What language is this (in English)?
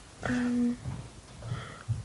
Welsh